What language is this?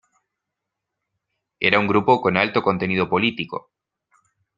Spanish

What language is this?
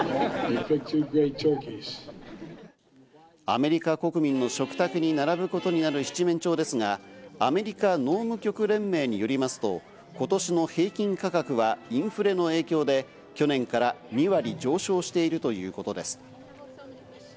Japanese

